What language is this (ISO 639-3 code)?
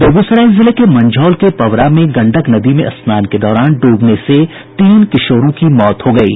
hin